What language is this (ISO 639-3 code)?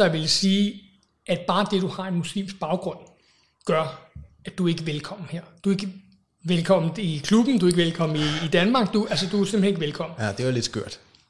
dan